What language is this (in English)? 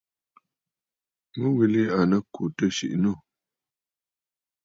Bafut